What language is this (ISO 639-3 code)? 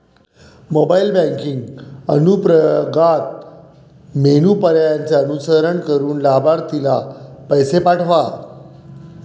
mar